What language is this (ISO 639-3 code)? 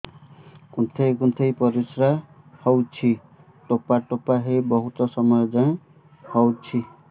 ori